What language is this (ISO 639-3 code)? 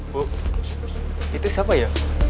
ind